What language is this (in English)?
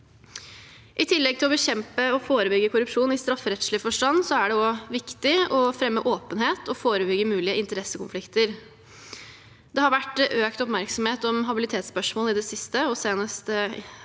Norwegian